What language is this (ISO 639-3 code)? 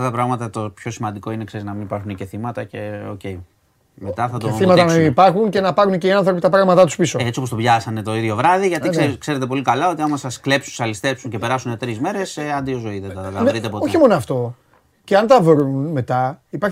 ell